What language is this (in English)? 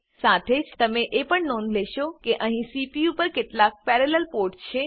Gujarati